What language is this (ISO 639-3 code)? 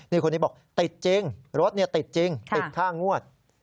tha